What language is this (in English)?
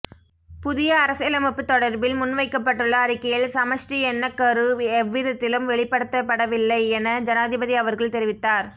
Tamil